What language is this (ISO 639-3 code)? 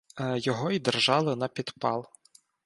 ukr